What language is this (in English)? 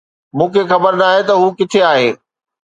Sindhi